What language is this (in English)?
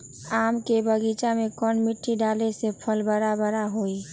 Magahi